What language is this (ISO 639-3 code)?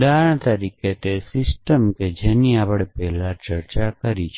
guj